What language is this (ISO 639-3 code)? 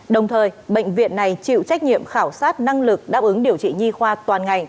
vie